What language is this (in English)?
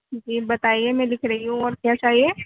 Urdu